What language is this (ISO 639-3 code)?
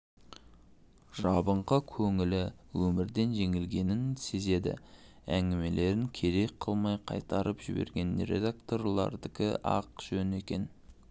kaz